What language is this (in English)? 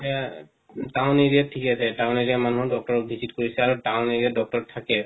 Assamese